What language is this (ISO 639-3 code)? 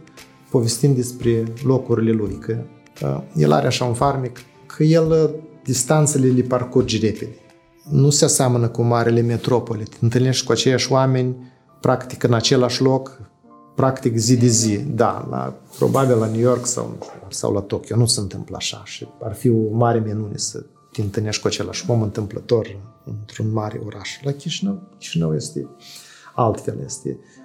ron